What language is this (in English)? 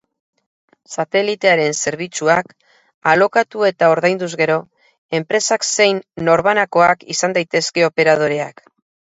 Basque